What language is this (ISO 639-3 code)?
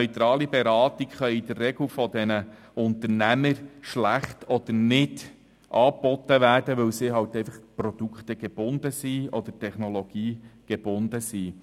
gsw